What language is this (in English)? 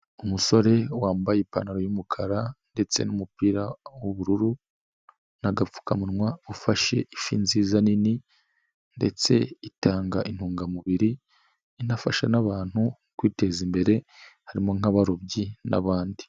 Kinyarwanda